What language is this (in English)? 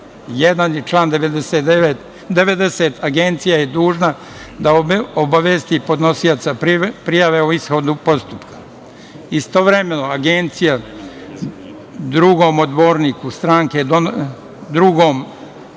Serbian